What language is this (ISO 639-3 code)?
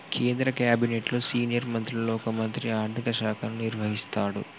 tel